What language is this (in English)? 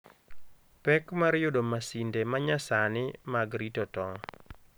Luo (Kenya and Tanzania)